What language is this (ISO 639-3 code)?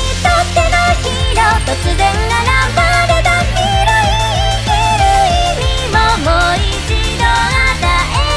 jpn